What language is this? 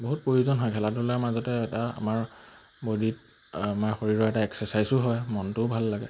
Assamese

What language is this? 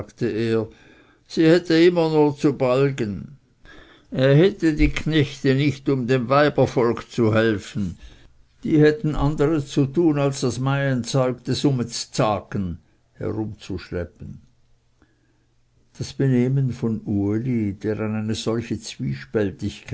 German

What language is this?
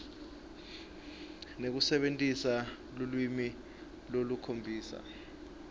Swati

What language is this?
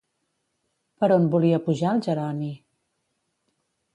Catalan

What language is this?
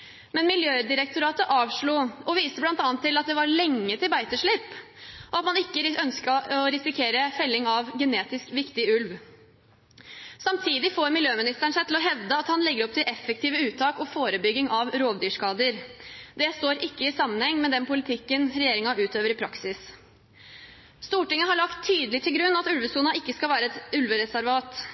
Norwegian Bokmål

